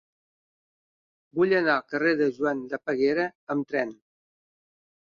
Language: Catalan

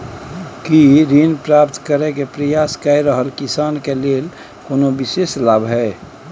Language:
Maithili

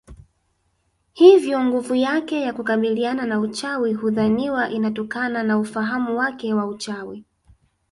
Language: Swahili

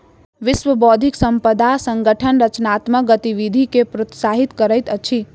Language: Maithili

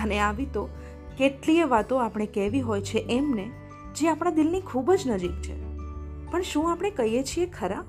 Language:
Gujarati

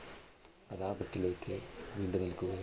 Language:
Malayalam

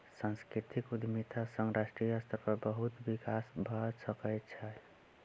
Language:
Maithili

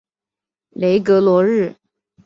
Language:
Chinese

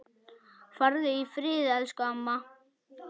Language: Icelandic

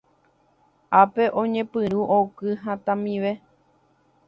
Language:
Guarani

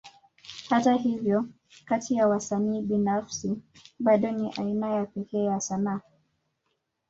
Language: Swahili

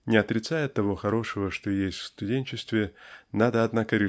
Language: Russian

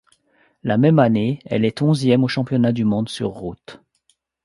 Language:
French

